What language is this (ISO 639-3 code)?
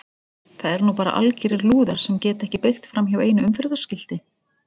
isl